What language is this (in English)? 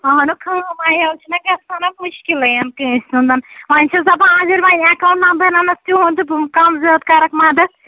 Kashmiri